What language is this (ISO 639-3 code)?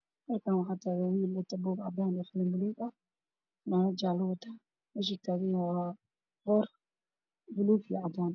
som